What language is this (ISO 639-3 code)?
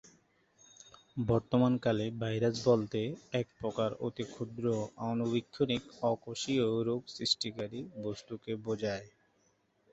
ben